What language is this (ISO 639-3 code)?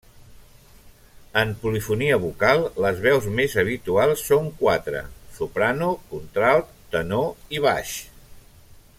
cat